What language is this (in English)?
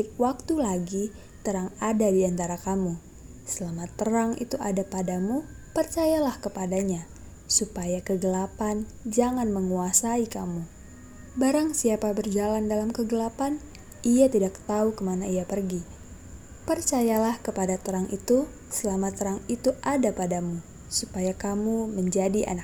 Indonesian